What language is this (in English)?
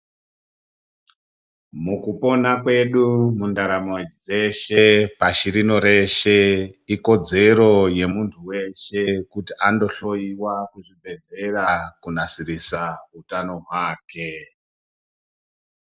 Ndau